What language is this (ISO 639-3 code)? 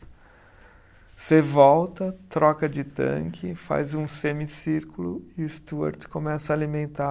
por